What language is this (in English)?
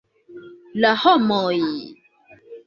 Esperanto